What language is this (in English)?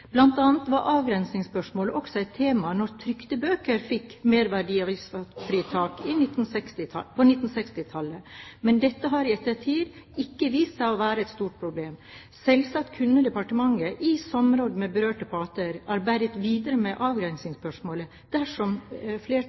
Norwegian Bokmål